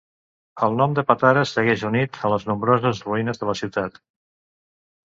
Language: Catalan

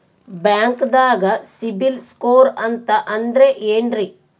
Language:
Kannada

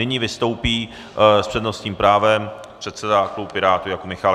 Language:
Czech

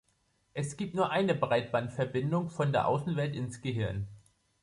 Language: German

